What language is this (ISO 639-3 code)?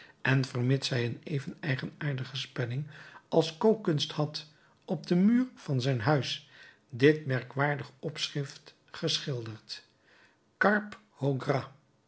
nld